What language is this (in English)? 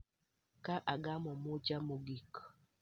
Luo (Kenya and Tanzania)